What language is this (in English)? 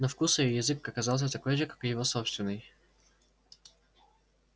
Russian